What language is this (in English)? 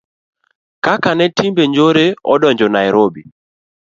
Luo (Kenya and Tanzania)